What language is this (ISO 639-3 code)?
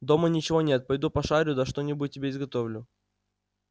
rus